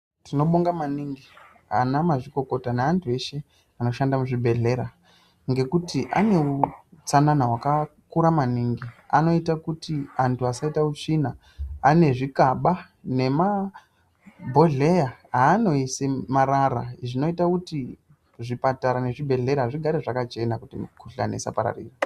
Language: Ndau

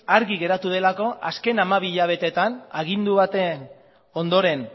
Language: Basque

